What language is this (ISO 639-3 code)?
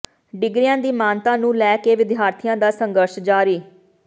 pan